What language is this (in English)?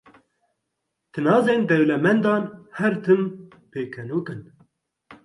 Kurdish